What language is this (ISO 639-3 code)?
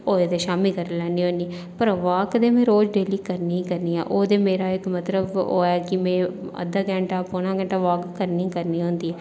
doi